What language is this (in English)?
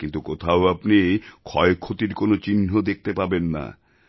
Bangla